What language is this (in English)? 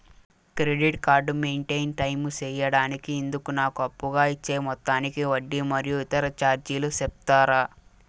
Telugu